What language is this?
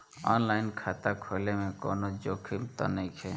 Bhojpuri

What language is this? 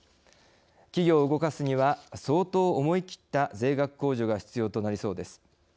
Japanese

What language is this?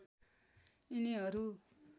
Nepali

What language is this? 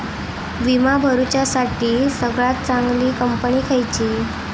Marathi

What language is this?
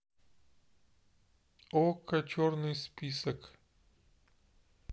Russian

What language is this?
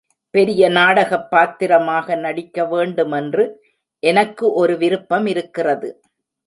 Tamil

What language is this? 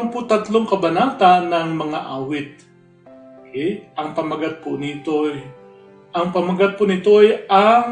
Filipino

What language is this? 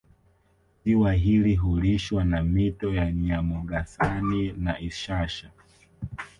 Swahili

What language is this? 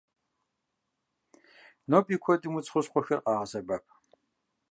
Kabardian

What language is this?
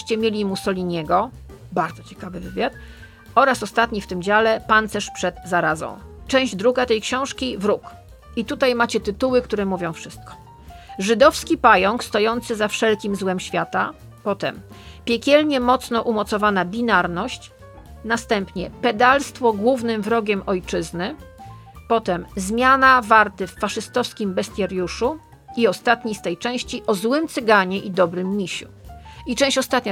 Polish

